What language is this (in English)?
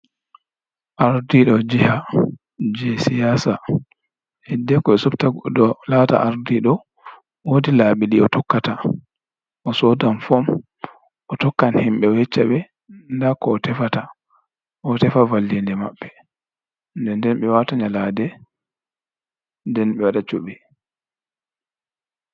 Fula